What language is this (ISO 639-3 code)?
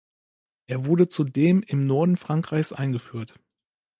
deu